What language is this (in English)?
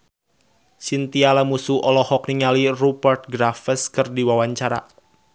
Sundanese